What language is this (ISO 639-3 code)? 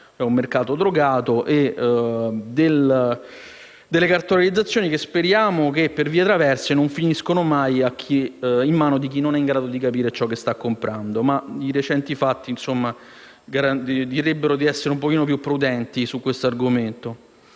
ita